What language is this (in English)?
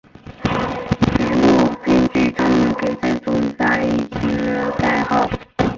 Chinese